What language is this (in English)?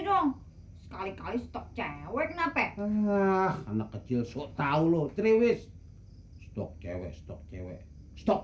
Indonesian